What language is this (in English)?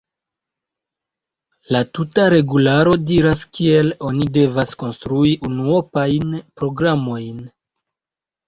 Esperanto